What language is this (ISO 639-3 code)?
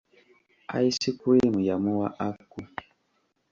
lug